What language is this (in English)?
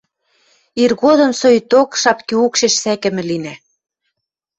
Western Mari